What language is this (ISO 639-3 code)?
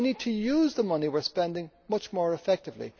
eng